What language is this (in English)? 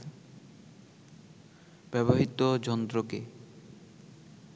Bangla